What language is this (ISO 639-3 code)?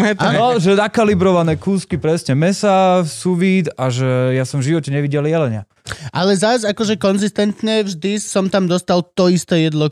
slk